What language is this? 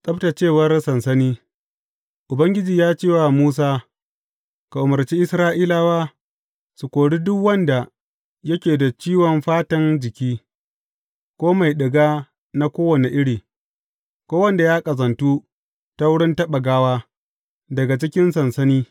Hausa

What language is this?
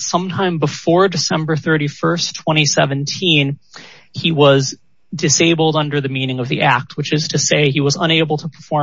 English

